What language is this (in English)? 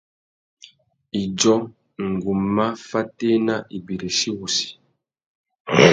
Tuki